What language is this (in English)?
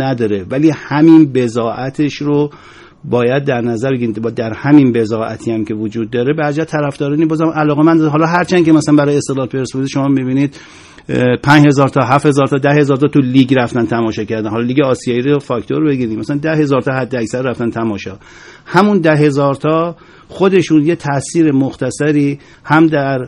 Persian